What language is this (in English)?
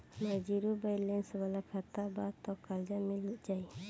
Bhojpuri